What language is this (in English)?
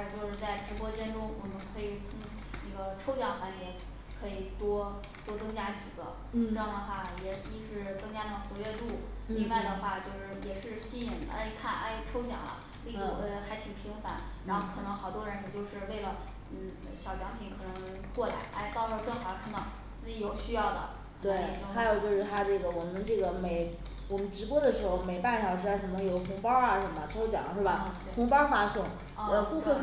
Chinese